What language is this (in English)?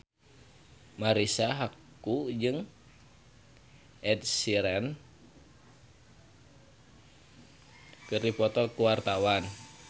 Sundanese